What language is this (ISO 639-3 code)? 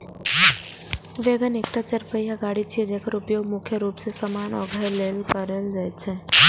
mai